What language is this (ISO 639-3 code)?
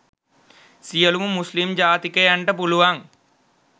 sin